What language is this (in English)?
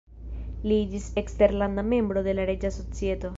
Esperanto